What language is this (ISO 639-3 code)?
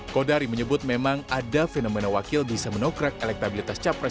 ind